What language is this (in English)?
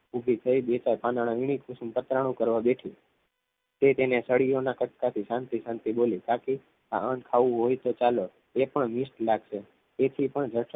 Gujarati